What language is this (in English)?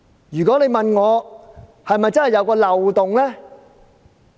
Cantonese